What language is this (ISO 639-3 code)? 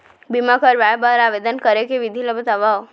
hne